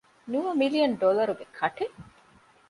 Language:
Divehi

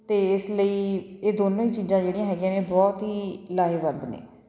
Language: Punjabi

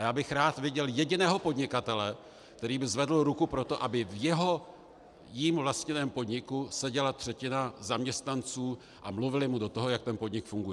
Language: Czech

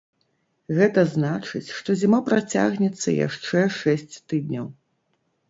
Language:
Belarusian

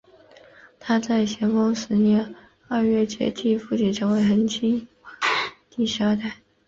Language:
Chinese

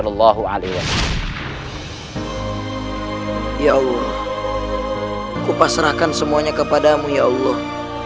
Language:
Indonesian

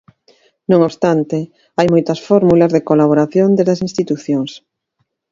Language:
Galician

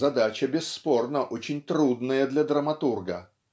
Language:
Russian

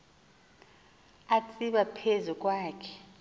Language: Xhosa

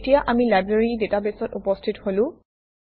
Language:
Assamese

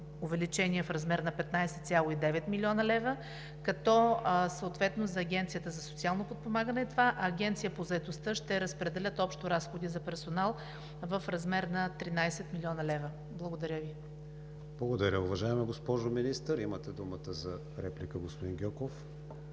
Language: Bulgarian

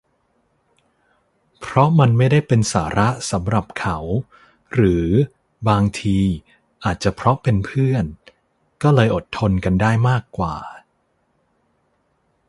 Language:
Thai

